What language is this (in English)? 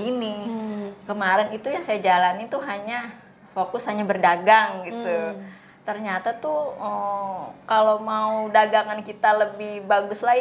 Indonesian